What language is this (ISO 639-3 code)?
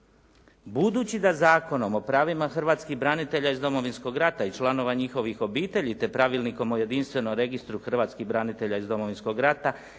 hrv